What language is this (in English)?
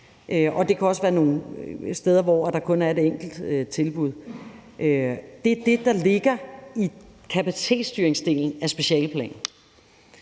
Danish